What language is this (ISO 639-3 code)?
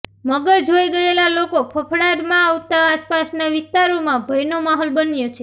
guj